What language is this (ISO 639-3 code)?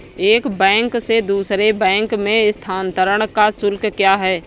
hin